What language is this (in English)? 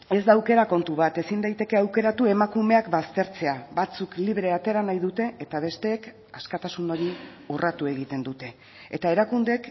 Basque